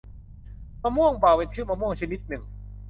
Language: Thai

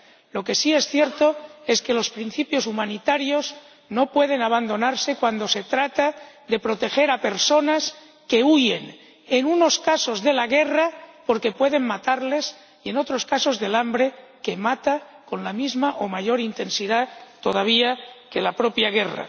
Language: Spanish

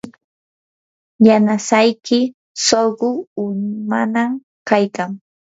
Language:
Yanahuanca Pasco Quechua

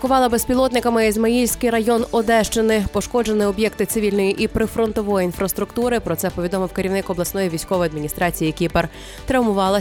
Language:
Ukrainian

